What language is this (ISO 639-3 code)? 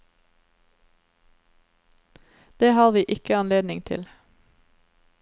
nor